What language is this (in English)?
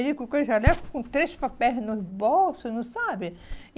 Portuguese